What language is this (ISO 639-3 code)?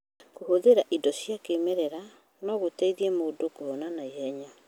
kik